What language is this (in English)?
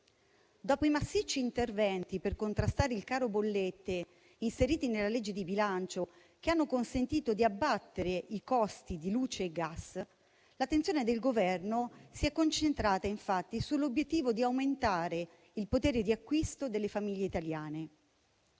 Italian